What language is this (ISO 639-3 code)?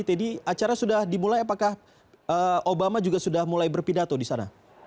ind